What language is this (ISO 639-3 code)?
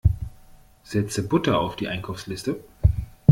deu